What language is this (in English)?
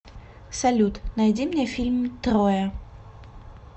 Russian